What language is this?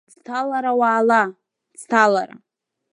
Abkhazian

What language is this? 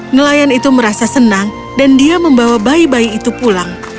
Indonesian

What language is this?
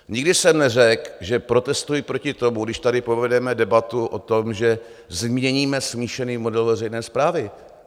Czech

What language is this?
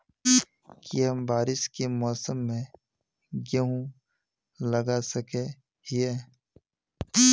Magahi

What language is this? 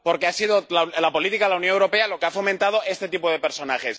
Spanish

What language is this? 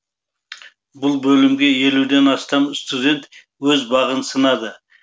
Kazakh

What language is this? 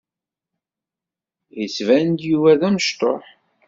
Kabyle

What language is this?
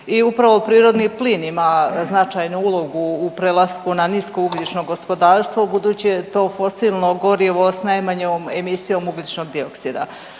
Croatian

